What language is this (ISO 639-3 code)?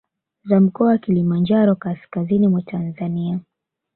swa